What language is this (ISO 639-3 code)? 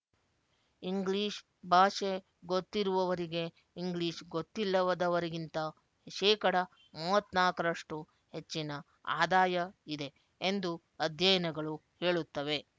kan